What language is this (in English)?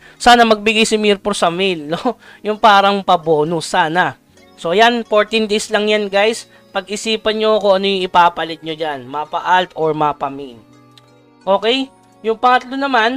Filipino